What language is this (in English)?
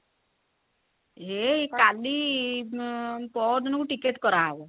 Odia